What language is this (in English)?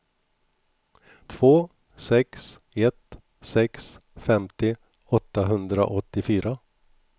Swedish